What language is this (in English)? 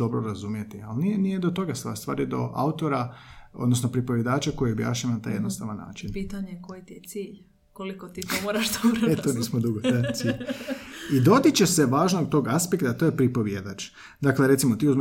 Croatian